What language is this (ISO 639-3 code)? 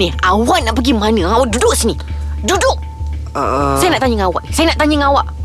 msa